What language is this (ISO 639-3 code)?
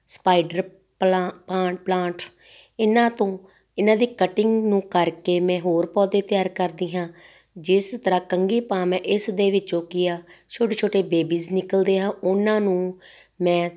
pan